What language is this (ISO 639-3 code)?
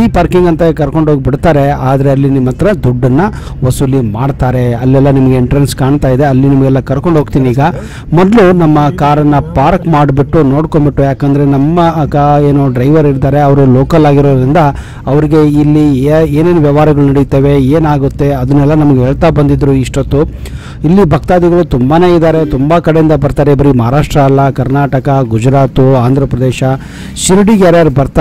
kan